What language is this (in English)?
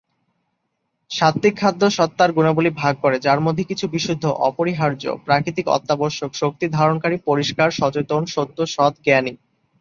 Bangla